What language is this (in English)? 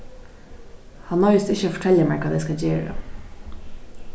Faroese